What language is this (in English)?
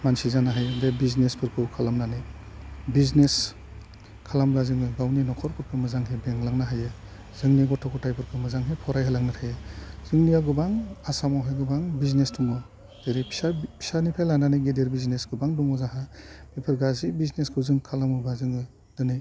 Bodo